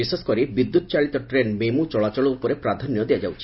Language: Odia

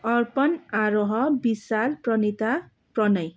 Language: Nepali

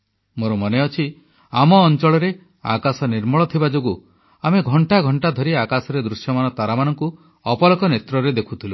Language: Odia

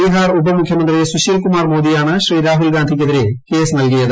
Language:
Malayalam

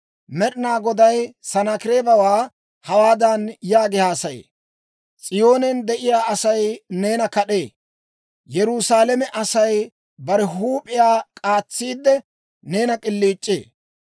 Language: Dawro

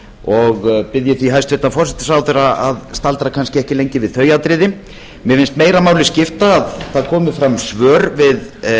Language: Icelandic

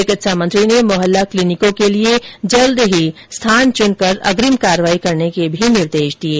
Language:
Hindi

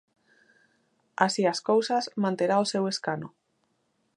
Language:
Galician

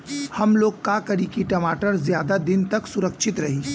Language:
Bhojpuri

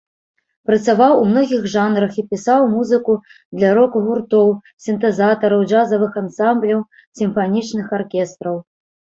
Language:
Belarusian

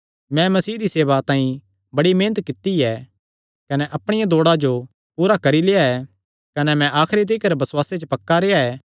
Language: Kangri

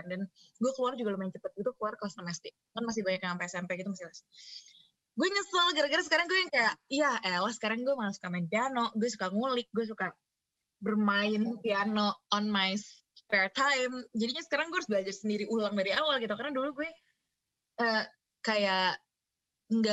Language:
Indonesian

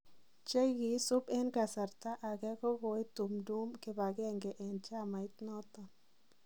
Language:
Kalenjin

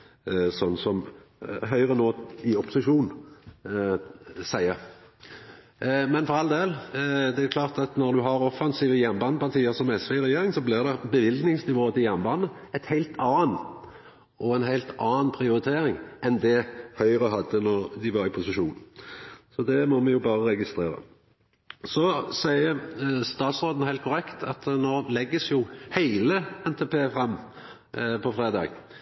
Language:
Norwegian Nynorsk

